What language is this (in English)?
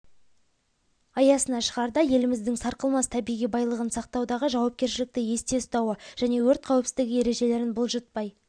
Kazakh